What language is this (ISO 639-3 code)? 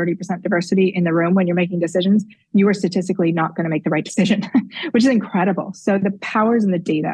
eng